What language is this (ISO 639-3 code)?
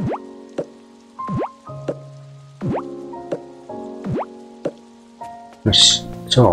jpn